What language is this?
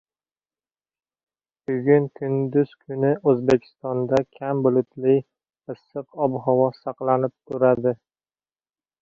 Uzbek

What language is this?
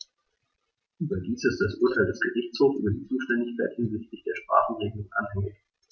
German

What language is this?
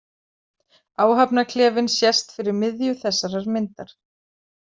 Icelandic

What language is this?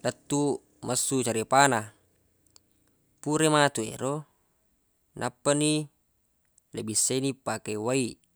Buginese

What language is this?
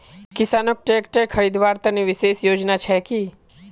Magahi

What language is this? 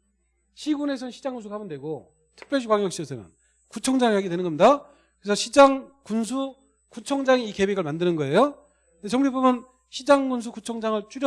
Korean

